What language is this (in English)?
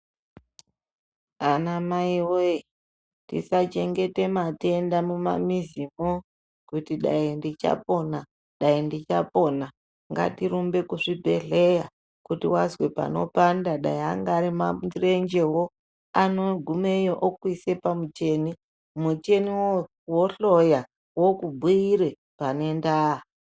Ndau